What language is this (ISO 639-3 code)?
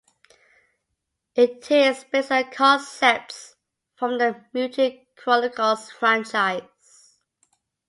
eng